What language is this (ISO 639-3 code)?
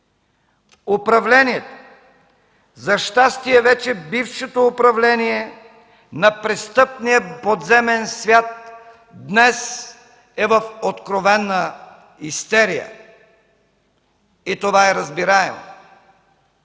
bul